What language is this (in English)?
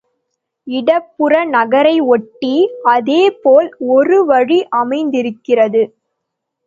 Tamil